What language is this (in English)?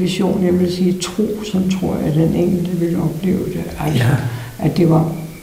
Danish